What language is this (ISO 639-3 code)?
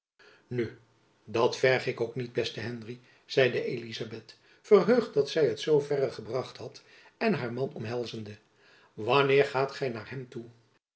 nld